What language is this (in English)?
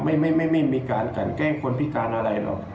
Thai